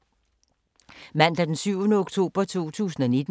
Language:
Danish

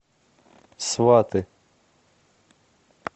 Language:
Russian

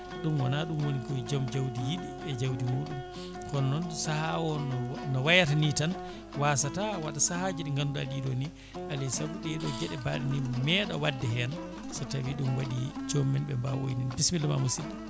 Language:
Fula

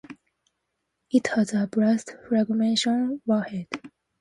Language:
English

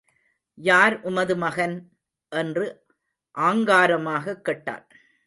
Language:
Tamil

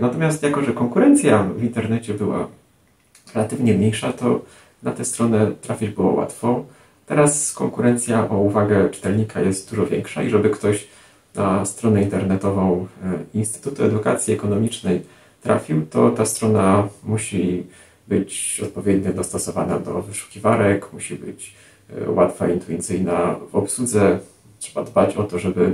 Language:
Polish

